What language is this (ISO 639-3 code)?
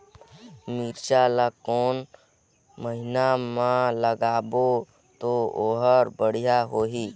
hne